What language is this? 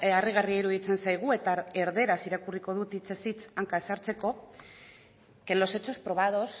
Basque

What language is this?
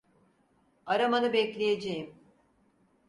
Turkish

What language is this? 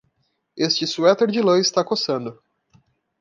Portuguese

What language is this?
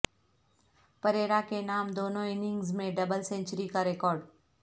Urdu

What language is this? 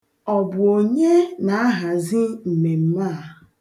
Igbo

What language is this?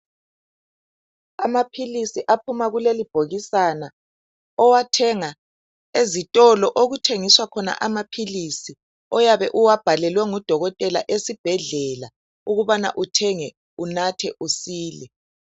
North Ndebele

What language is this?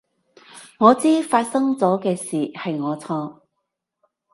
Cantonese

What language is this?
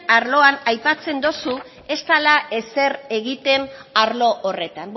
Basque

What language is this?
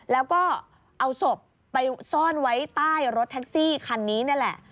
Thai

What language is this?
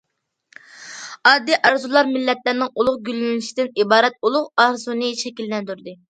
Uyghur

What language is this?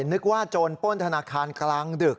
Thai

